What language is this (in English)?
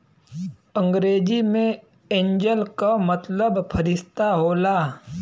Bhojpuri